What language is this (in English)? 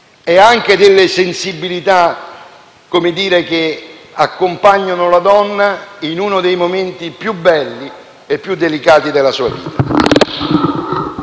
Italian